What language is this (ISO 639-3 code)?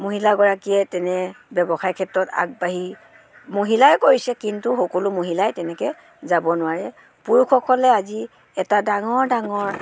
asm